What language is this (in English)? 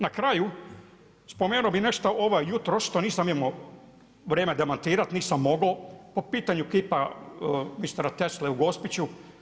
Croatian